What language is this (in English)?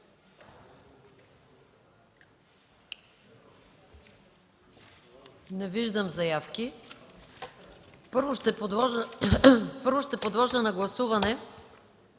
Bulgarian